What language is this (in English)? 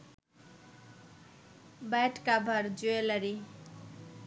Bangla